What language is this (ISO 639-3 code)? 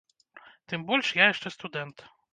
bel